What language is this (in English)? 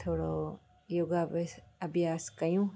Sindhi